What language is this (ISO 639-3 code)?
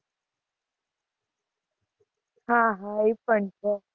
guj